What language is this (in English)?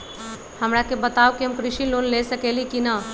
Magahi